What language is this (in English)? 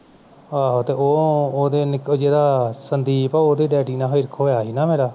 Punjabi